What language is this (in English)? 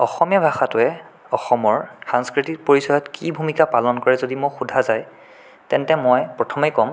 Assamese